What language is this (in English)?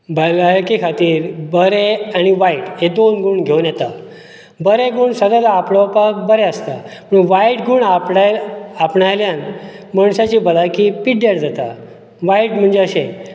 Konkani